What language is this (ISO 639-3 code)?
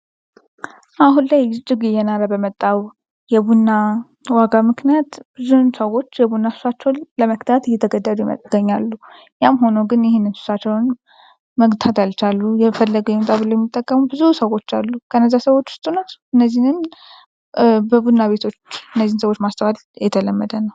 amh